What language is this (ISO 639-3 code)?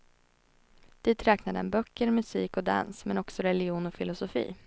swe